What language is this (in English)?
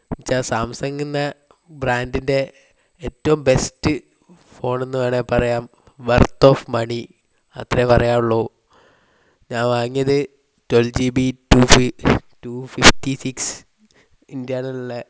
Malayalam